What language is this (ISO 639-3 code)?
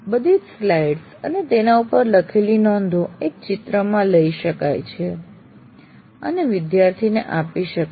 guj